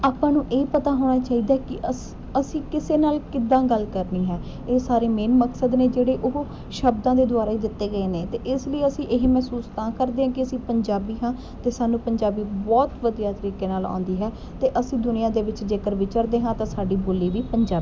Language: Punjabi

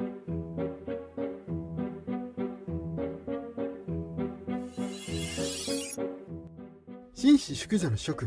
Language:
Japanese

